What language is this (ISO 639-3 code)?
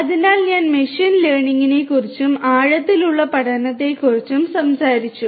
mal